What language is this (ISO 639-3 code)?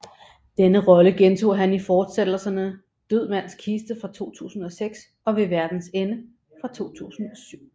dan